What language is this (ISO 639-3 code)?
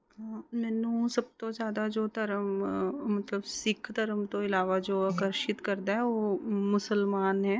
pan